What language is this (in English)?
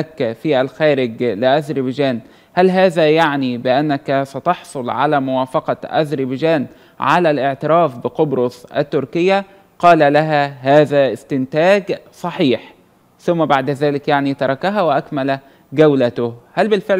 Arabic